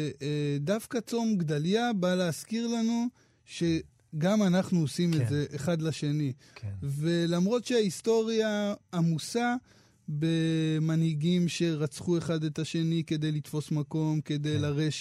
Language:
Hebrew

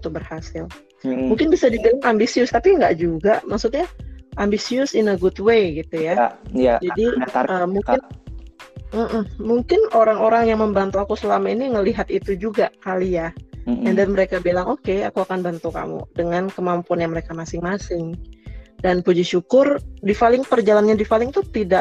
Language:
Indonesian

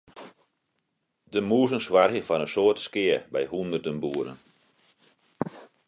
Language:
Western Frisian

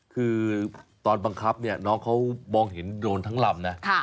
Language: Thai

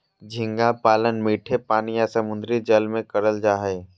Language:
Magahi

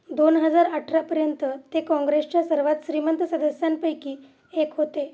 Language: Marathi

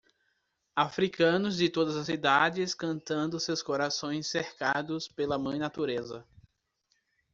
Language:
Portuguese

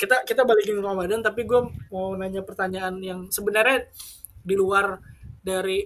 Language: Indonesian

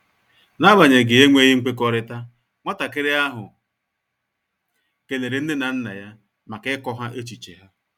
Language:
Igbo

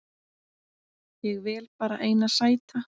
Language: Icelandic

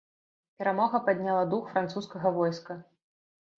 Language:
Belarusian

